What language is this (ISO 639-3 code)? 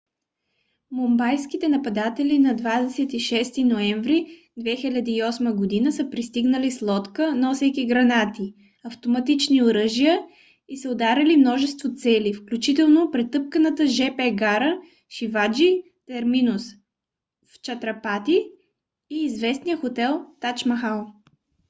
bul